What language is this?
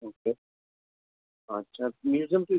Urdu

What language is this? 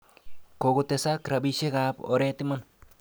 Kalenjin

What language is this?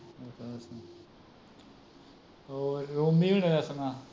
Punjabi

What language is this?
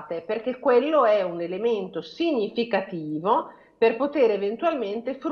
Italian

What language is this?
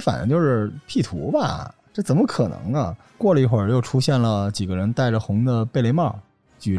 Chinese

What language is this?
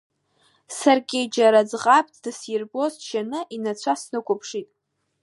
Abkhazian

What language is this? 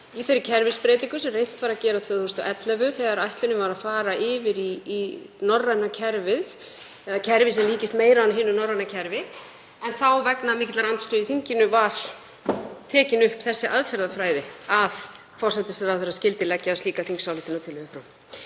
Icelandic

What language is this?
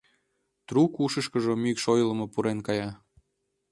Mari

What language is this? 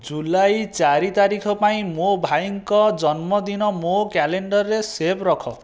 Odia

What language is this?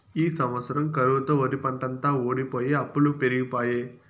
Telugu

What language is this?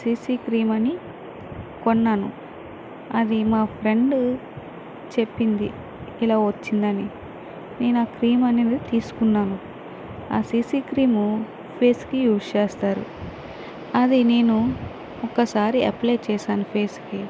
Telugu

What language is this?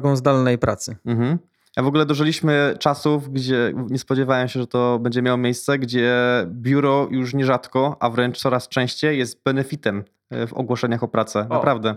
Polish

